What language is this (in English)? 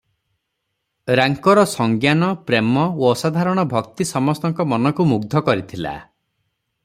Odia